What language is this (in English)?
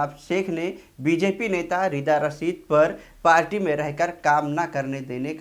Hindi